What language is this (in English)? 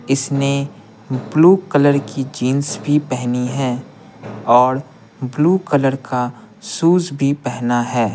Hindi